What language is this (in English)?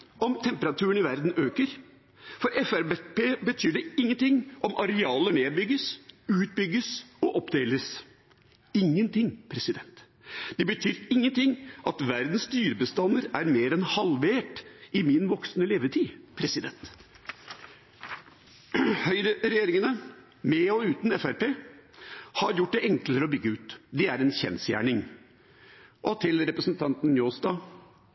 Norwegian Bokmål